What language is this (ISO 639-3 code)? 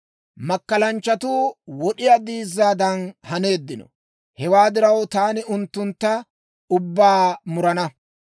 dwr